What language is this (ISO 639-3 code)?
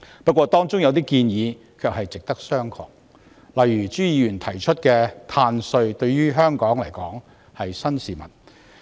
yue